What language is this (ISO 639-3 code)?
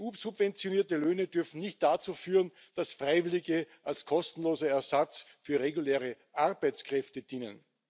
deu